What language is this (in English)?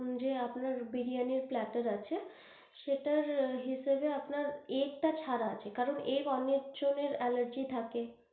Bangla